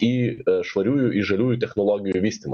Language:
Lithuanian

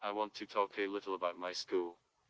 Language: Russian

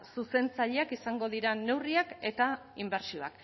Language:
Basque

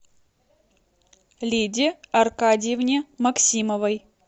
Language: Russian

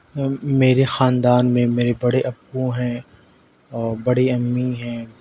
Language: Urdu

